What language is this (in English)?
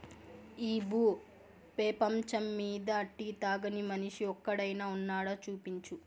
Telugu